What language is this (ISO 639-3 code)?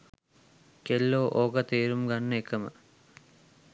sin